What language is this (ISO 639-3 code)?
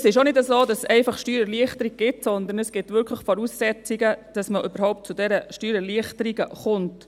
gsw